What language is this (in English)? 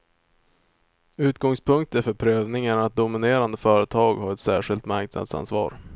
Swedish